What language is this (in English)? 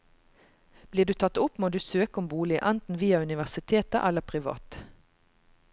Norwegian